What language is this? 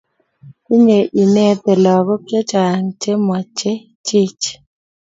Kalenjin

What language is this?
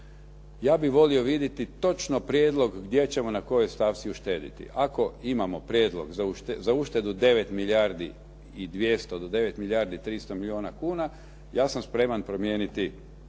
Croatian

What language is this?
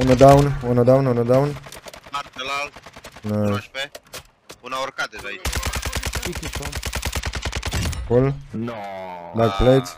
Romanian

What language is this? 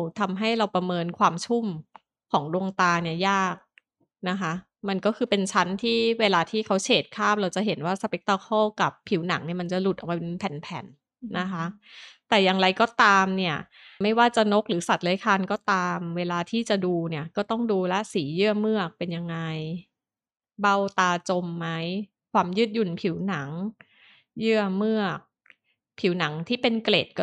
Thai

